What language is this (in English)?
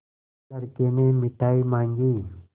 Hindi